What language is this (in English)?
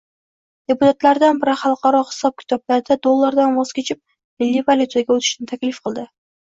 Uzbek